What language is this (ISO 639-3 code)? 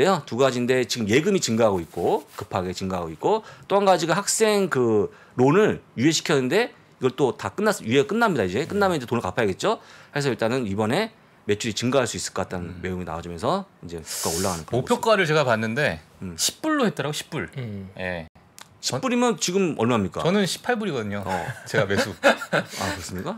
kor